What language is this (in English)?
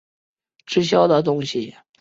Chinese